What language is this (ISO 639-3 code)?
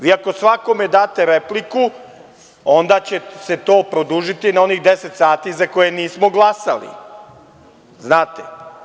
srp